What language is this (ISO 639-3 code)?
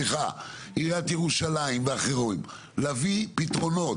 heb